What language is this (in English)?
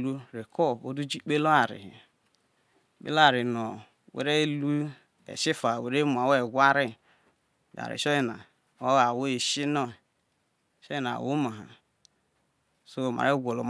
Isoko